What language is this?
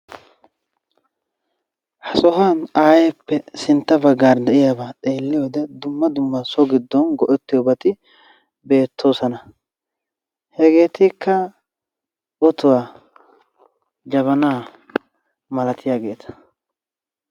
Wolaytta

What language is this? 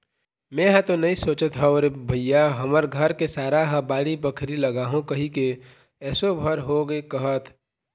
Chhattisgarhi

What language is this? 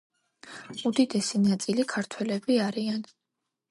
Georgian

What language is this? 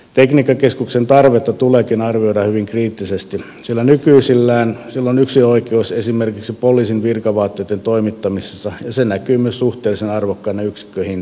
Finnish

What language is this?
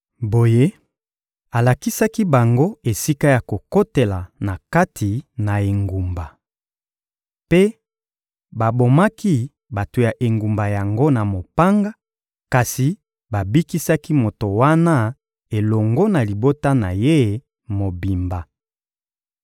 Lingala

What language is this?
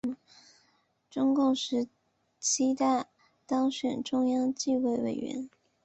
Chinese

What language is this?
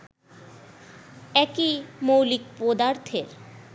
Bangla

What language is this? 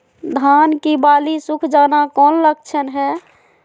Magahi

